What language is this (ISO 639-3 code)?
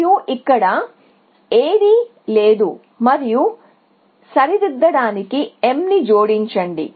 tel